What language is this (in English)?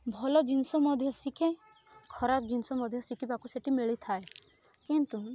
Odia